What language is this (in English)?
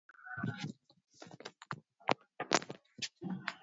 Swahili